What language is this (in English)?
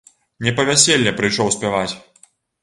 Belarusian